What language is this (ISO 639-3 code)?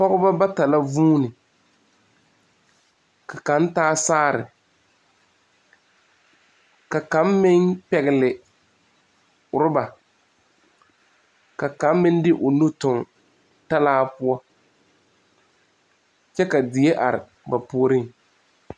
dga